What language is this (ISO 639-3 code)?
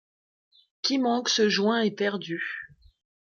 fra